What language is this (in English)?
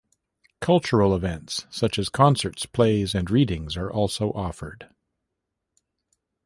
English